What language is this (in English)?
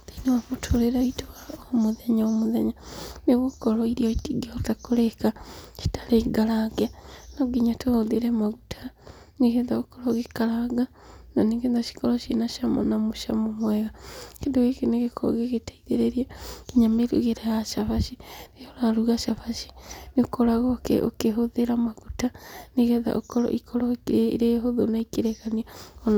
Kikuyu